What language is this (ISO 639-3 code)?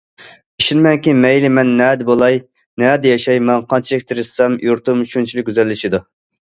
uig